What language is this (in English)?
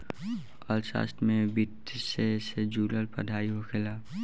Bhojpuri